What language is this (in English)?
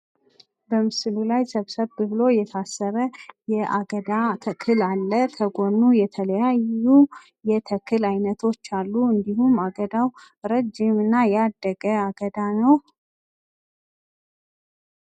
Amharic